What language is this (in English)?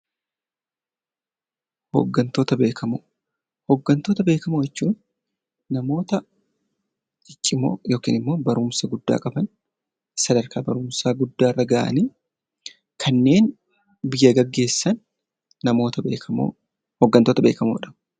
Oromo